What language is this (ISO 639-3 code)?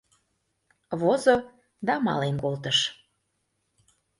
chm